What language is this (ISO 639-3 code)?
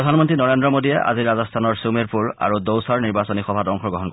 asm